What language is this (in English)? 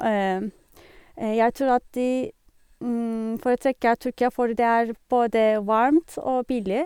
Norwegian